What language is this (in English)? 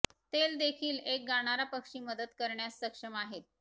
Marathi